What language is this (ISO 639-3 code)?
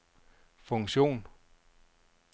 dan